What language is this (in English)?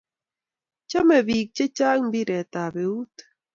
Kalenjin